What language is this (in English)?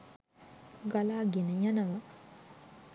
Sinhala